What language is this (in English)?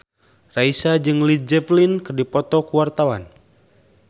Sundanese